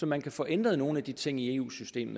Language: Danish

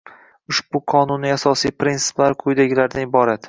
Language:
Uzbek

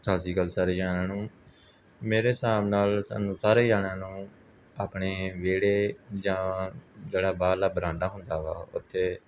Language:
Punjabi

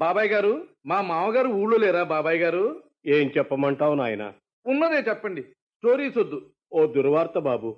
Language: Telugu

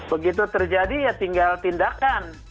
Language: Indonesian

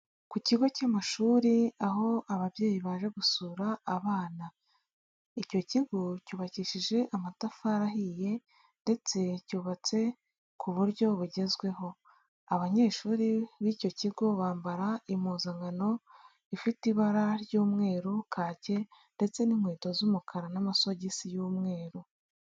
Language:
Kinyarwanda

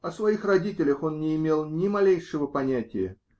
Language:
Russian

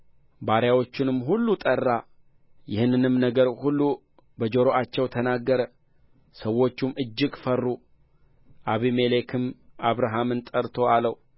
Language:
Amharic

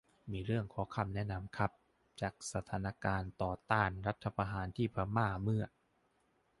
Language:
Thai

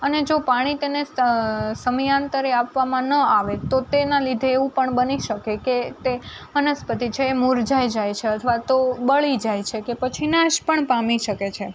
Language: Gujarati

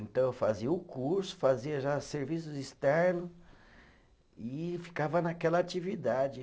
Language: Portuguese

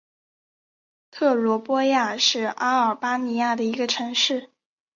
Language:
Chinese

